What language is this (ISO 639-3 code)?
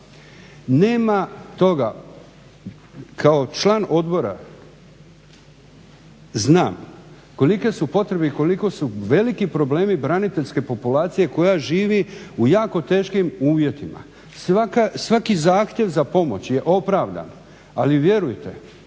hrv